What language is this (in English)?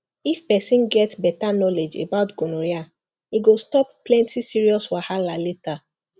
Nigerian Pidgin